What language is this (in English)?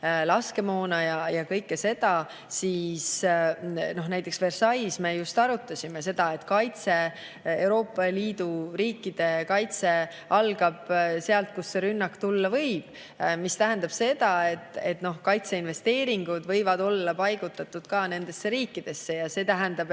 Estonian